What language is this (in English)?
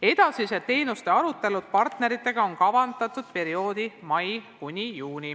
Estonian